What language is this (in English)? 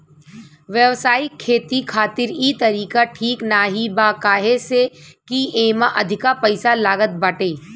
Bhojpuri